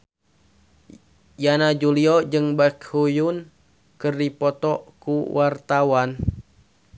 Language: Sundanese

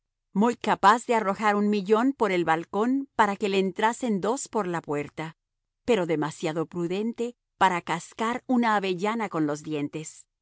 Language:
Spanish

